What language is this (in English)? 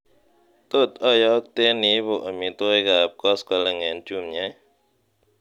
Kalenjin